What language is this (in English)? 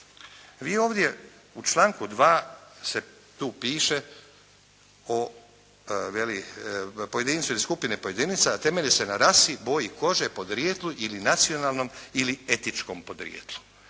Croatian